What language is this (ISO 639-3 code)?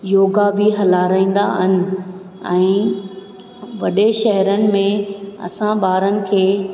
snd